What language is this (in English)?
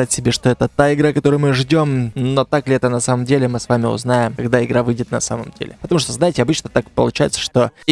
Russian